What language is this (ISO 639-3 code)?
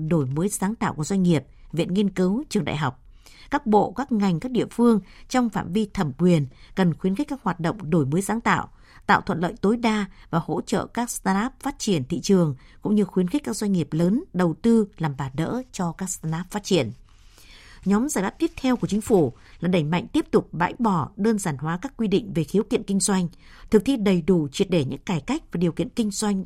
vie